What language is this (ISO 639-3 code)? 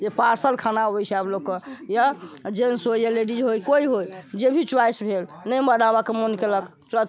mai